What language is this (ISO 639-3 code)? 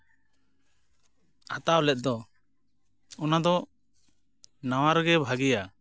sat